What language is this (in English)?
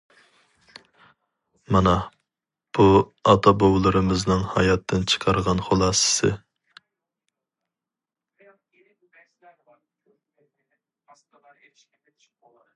Uyghur